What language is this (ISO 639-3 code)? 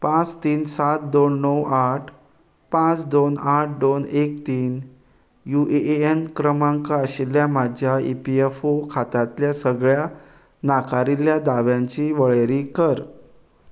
kok